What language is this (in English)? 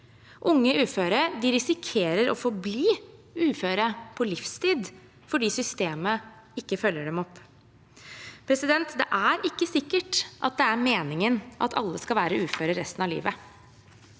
Norwegian